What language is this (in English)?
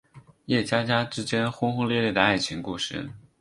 Chinese